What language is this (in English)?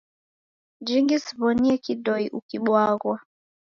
Taita